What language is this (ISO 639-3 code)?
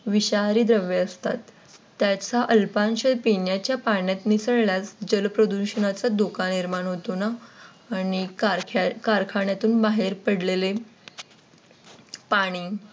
mar